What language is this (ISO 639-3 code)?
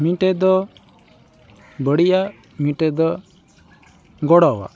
sat